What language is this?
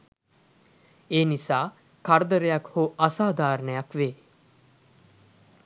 Sinhala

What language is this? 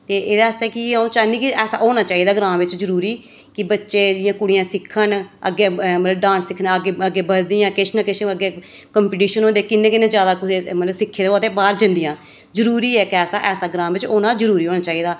Dogri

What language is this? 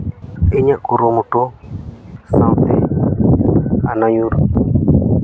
Santali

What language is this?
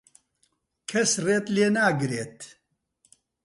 Central Kurdish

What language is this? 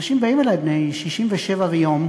Hebrew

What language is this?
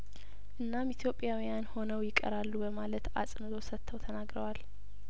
Amharic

